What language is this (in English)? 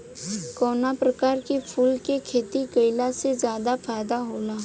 Bhojpuri